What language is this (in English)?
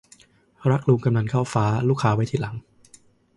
Thai